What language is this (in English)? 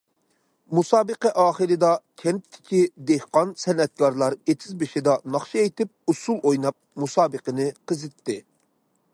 Uyghur